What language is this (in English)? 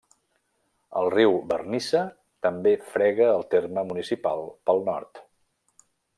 Catalan